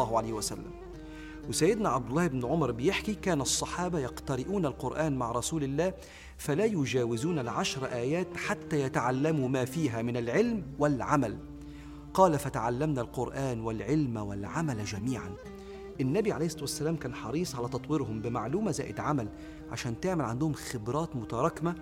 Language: Arabic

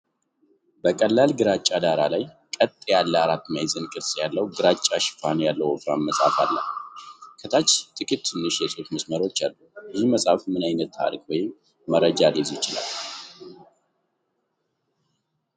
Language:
Amharic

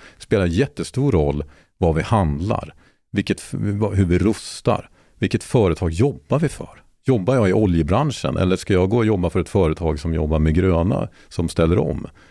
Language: Swedish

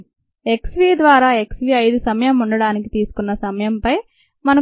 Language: Telugu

